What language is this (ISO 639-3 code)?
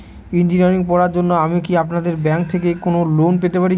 ben